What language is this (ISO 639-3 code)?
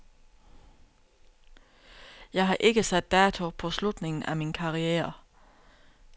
dan